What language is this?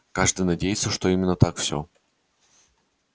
Russian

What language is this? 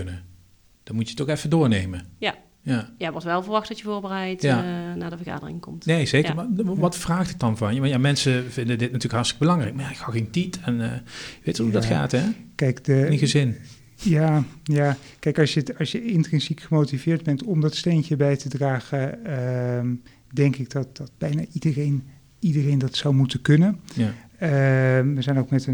Dutch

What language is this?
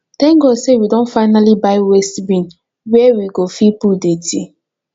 Nigerian Pidgin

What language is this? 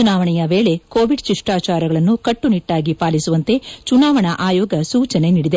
Kannada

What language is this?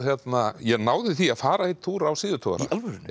Icelandic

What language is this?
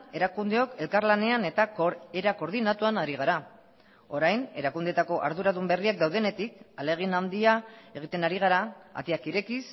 Basque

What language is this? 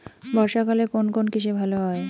Bangla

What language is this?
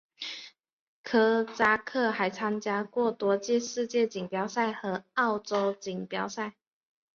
Chinese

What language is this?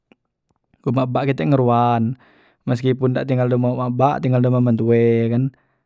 Musi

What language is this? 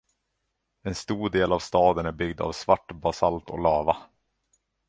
Swedish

